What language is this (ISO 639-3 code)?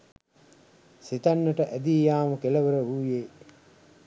sin